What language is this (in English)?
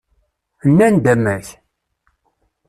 Kabyle